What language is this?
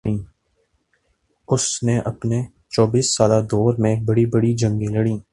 Urdu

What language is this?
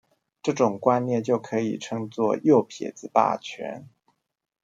Chinese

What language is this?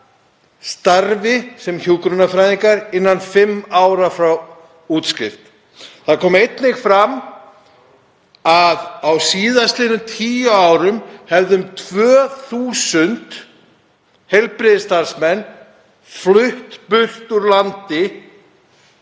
Icelandic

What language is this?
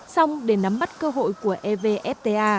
Vietnamese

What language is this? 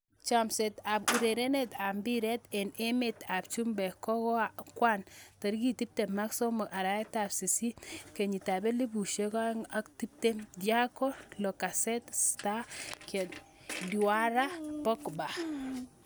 Kalenjin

